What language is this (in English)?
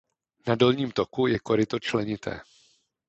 Czech